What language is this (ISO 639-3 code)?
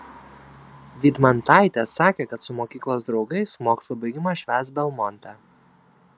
lit